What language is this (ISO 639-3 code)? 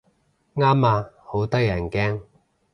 yue